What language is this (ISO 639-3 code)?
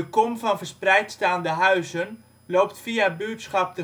nld